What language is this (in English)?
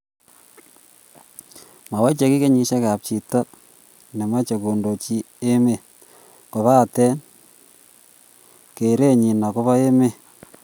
Kalenjin